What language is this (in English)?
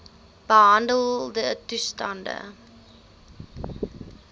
Afrikaans